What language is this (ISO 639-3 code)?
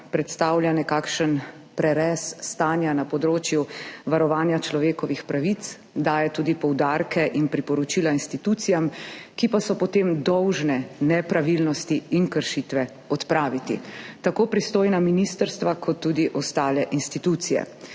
slv